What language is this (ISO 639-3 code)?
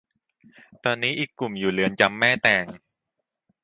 tha